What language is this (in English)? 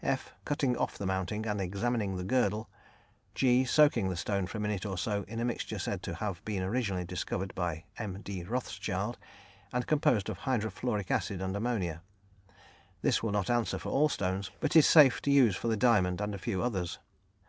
English